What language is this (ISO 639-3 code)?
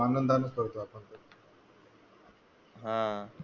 mar